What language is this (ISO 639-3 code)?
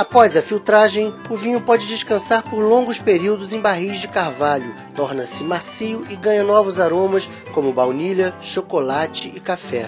por